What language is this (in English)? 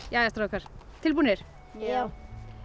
Icelandic